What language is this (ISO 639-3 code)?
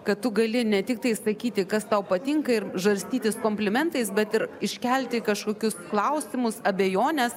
lit